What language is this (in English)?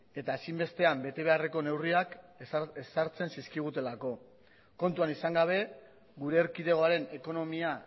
Basque